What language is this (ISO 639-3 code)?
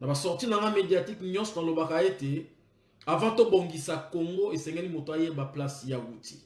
fra